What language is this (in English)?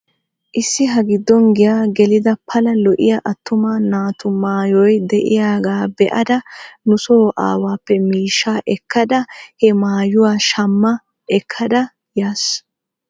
Wolaytta